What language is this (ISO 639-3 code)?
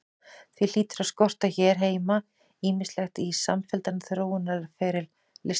isl